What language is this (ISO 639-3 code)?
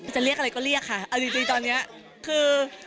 tha